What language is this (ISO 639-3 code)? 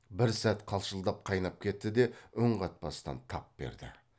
kaz